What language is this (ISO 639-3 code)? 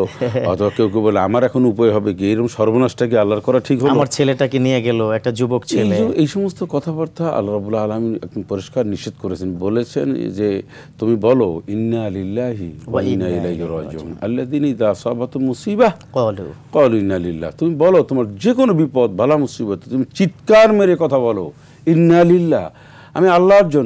ara